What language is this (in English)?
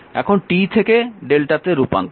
Bangla